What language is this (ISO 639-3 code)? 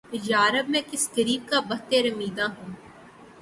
urd